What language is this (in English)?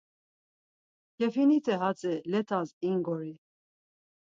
Laz